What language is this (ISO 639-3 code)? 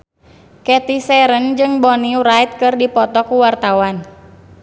sun